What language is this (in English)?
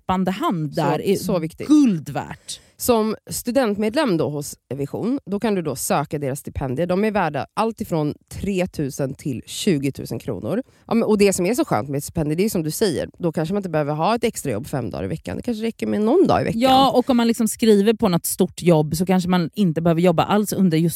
Swedish